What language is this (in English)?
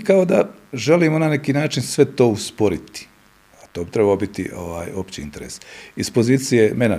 Croatian